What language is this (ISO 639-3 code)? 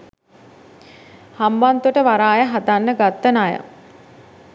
sin